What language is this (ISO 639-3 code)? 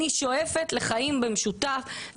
heb